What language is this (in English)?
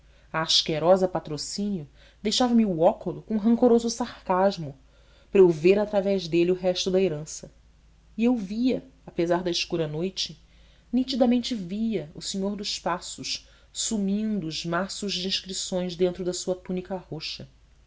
Portuguese